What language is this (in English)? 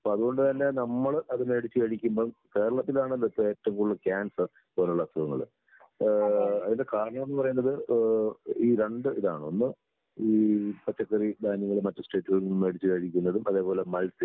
Malayalam